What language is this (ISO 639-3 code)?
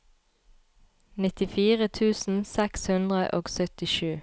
nor